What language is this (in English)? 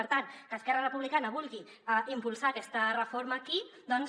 Catalan